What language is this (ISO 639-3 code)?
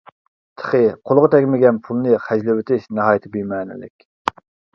uig